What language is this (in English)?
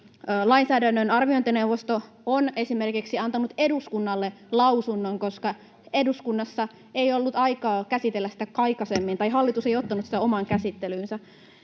Finnish